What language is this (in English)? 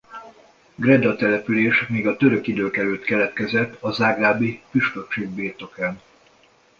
Hungarian